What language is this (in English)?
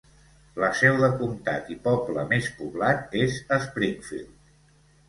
Catalan